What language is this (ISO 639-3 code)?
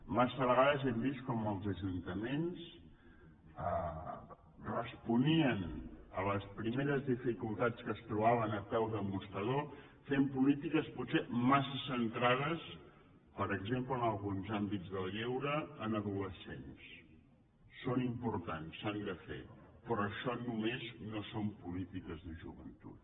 cat